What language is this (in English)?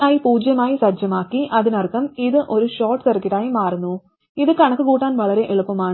Malayalam